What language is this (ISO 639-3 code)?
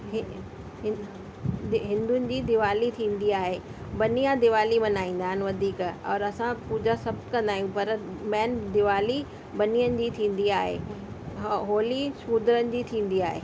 snd